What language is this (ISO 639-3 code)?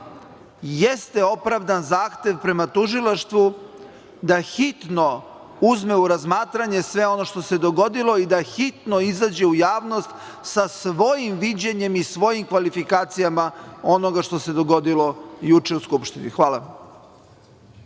srp